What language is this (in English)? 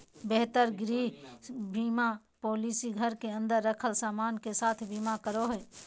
Magahi